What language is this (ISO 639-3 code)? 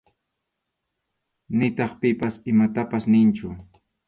qxu